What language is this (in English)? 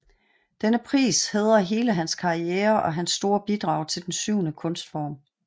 Danish